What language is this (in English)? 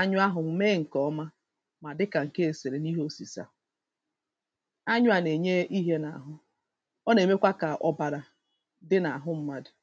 Igbo